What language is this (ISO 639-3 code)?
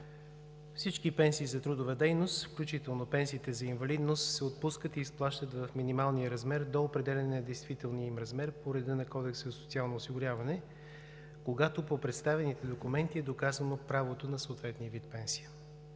bul